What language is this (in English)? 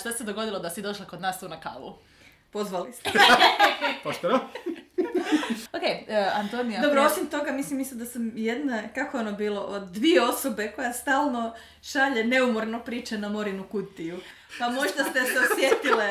Croatian